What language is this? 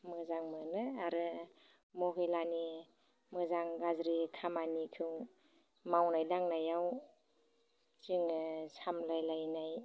Bodo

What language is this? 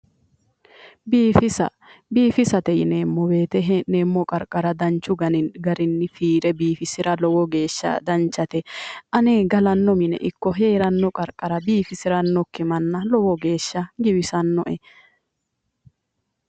Sidamo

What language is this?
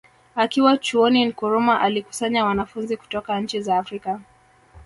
Swahili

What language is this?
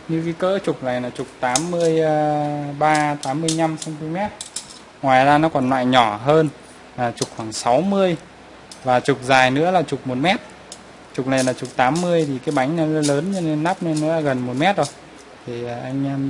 Vietnamese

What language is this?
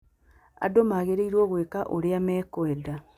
Kikuyu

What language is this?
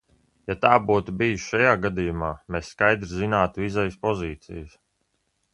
Latvian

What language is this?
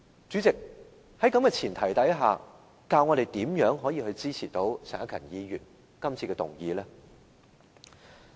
Cantonese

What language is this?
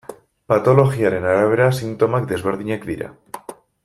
Basque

